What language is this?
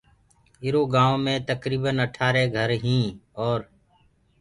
Gurgula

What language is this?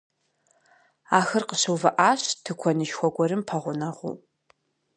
Kabardian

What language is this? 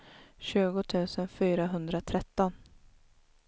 Swedish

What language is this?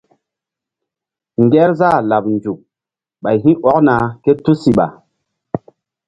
Mbum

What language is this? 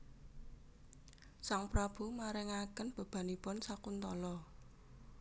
Javanese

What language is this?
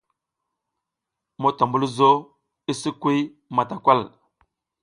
South Giziga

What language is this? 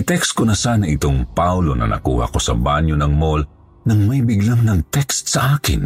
Filipino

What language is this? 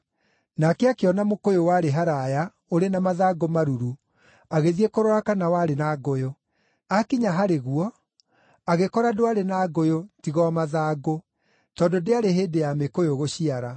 Kikuyu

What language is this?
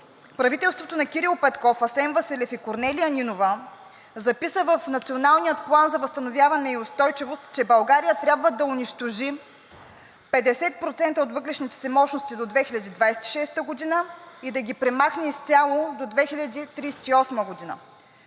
Bulgarian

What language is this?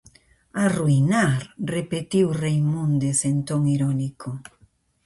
Galician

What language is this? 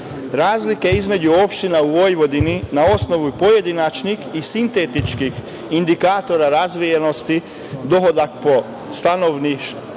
Serbian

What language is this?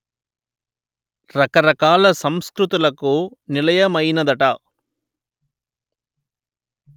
Telugu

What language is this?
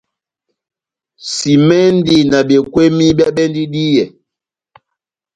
Batanga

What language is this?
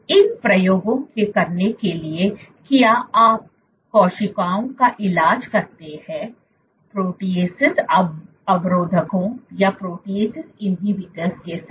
Hindi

